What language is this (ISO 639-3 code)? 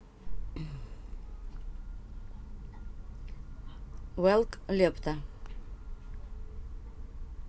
rus